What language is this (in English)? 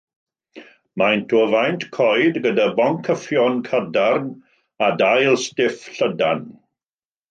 Welsh